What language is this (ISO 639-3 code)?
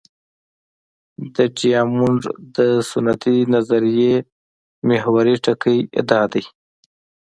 pus